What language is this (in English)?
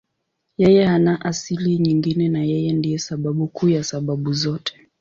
Swahili